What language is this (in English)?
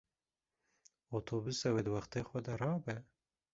Kurdish